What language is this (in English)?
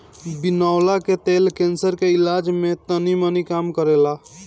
Bhojpuri